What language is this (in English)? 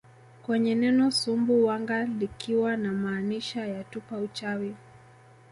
Swahili